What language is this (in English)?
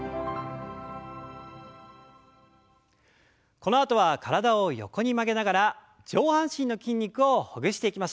Japanese